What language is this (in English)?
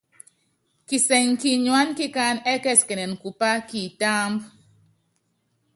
Yangben